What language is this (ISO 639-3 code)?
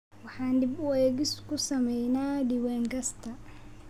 som